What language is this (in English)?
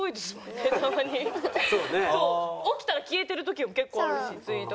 Japanese